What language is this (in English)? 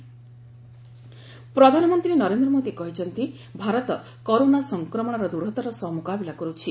Odia